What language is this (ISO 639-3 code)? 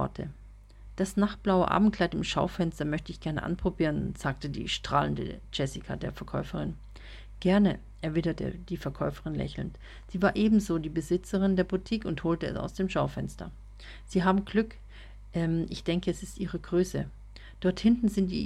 deu